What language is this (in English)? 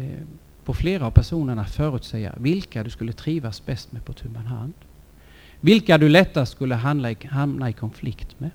Swedish